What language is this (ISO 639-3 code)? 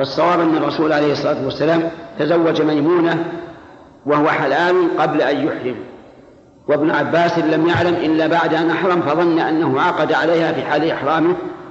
ara